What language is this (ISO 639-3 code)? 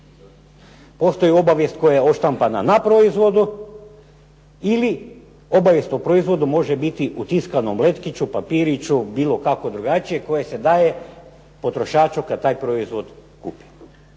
hrv